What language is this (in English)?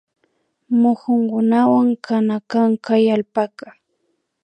Imbabura Highland Quichua